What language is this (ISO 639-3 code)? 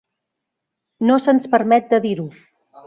cat